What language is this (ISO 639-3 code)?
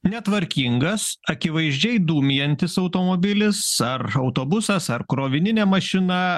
lit